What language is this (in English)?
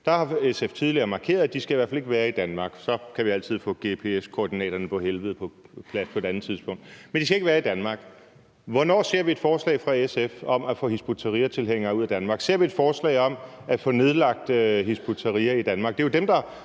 Danish